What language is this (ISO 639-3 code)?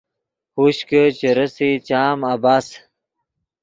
ydg